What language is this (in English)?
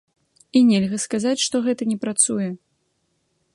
Belarusian